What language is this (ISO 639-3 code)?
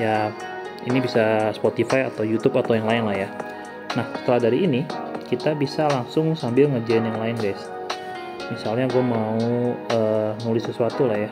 ind